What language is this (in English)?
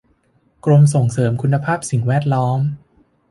Thai